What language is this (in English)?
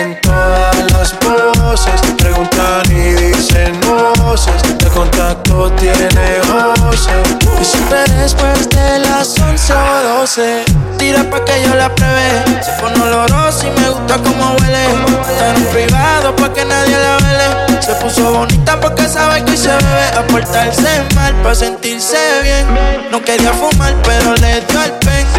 Spanish